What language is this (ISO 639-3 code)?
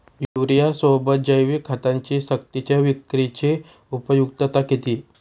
mar